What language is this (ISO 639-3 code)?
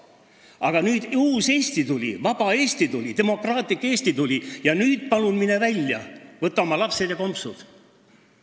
est